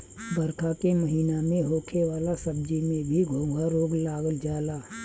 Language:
Bhojpuri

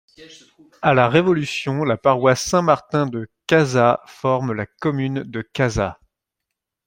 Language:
French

